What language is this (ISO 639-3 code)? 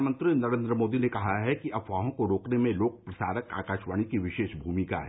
hin